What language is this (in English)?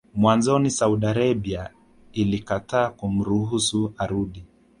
Swahili